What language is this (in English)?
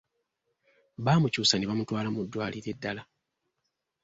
Ganda